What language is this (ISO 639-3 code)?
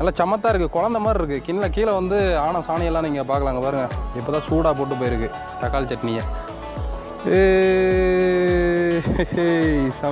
pol